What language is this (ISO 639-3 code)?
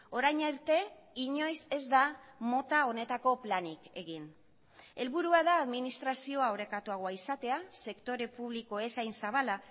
eus